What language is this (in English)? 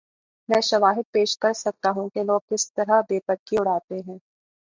Urdu